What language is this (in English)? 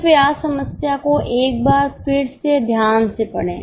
Hindi